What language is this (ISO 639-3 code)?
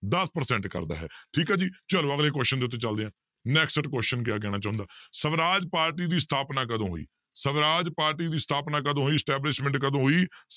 pan